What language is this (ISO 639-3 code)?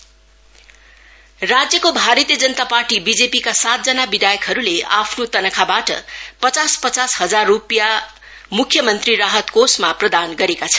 nep